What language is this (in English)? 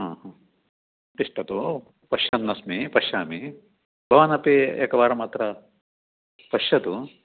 Sanskrit